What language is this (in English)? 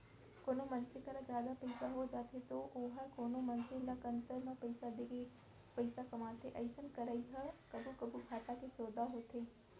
Chhattisgarhi